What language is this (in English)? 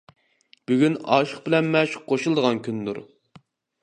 Uyghur